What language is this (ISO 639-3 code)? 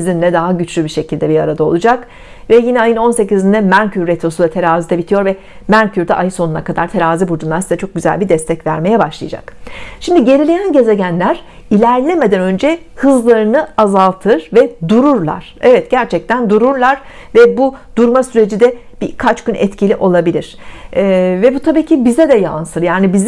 tur